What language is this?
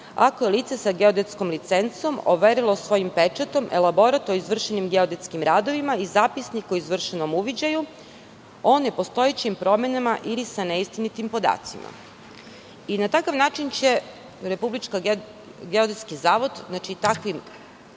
Serbian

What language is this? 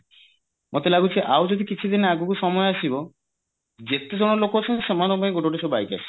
Odia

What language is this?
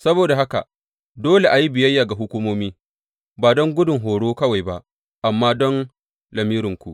Hausa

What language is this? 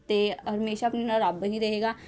Punjabi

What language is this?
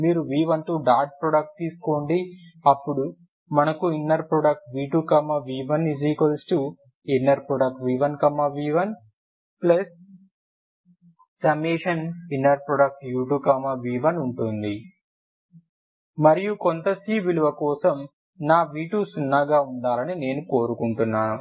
Telugu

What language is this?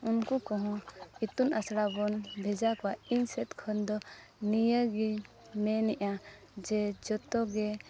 Santali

